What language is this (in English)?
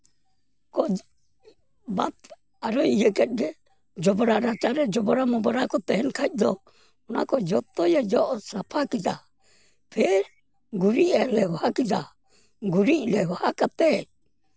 Santali